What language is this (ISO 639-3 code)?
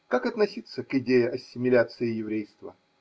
rus